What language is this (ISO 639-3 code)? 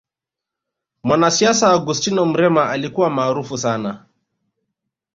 swa